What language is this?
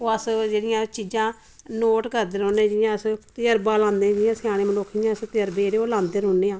Dogri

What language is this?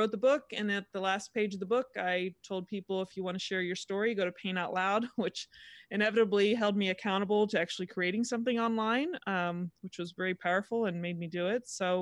English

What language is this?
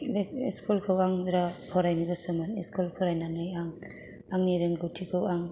Bodo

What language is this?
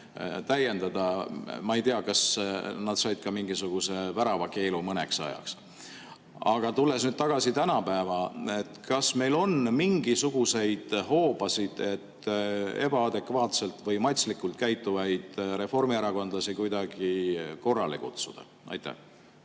Estonian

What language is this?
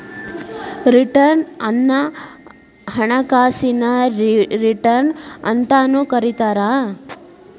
Kannada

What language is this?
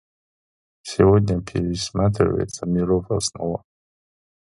Russian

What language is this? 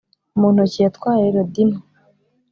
Kinyarwanda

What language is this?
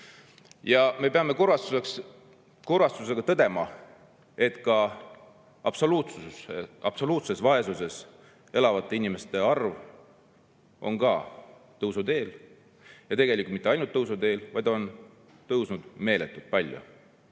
Estonian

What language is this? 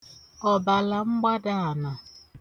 Igbo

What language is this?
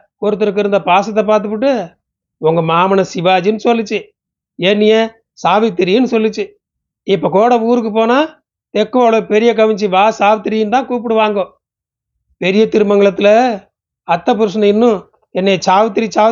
Tamil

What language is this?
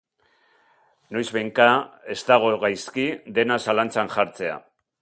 Basque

